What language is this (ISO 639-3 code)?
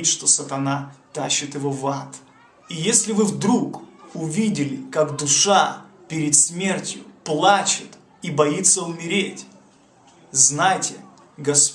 rus